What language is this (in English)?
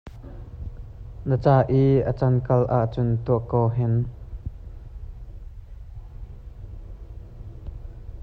Hakha Chin